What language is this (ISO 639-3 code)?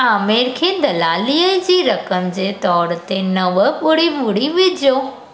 snd